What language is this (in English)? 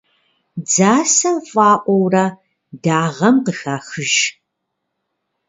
Kabardian